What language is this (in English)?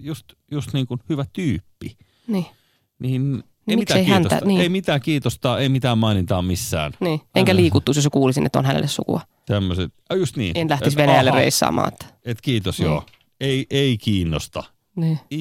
Finnish